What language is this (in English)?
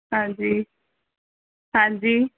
Punjabi